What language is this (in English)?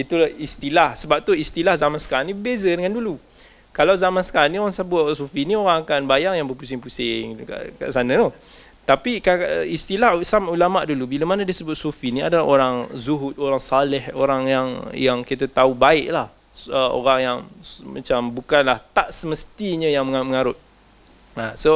Malay